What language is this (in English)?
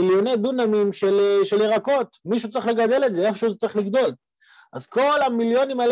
Hebrew